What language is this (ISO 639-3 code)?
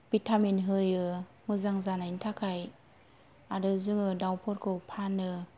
brx